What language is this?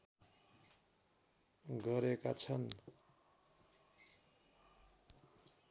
Nepali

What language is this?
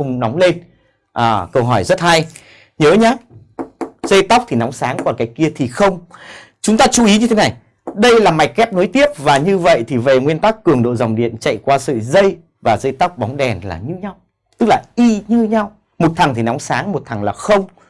Vietnamese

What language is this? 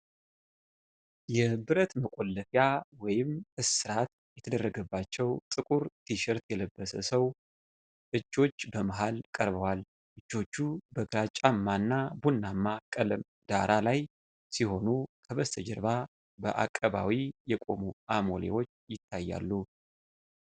Amharic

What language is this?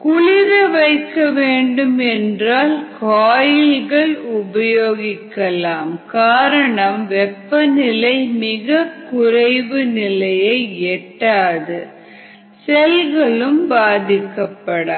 Tamil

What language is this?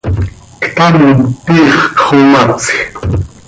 Seri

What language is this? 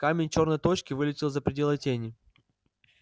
Russian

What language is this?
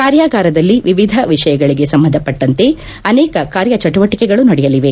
Kannada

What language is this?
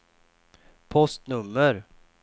Swedish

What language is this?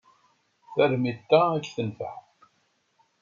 Kabyle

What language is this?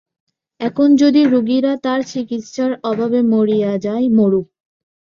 Bangla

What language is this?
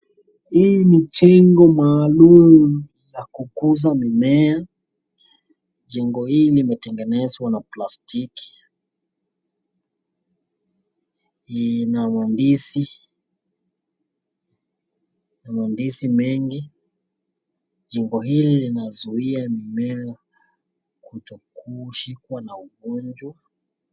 Swahili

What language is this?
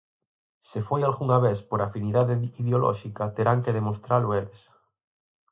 Galician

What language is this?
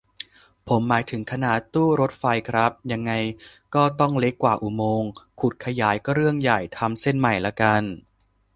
Thai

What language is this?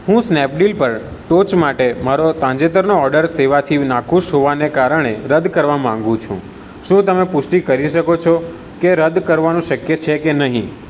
Gujarati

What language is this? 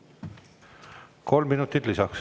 Estonian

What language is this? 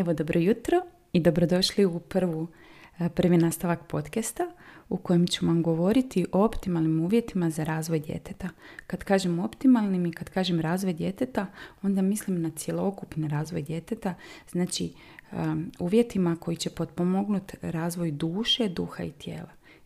Croatian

